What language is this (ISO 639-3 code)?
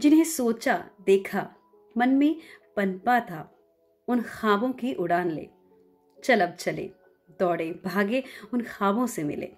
hin